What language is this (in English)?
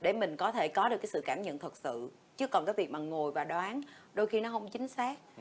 Vietnamese